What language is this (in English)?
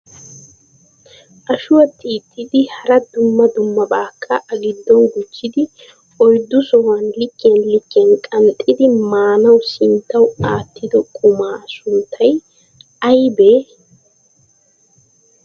Wolaytta